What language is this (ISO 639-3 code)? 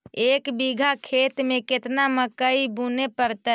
mag